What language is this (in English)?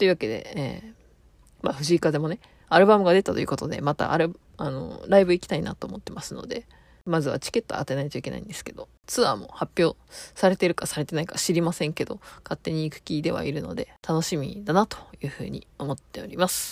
Japanese